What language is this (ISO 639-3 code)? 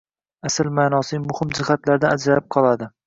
uzb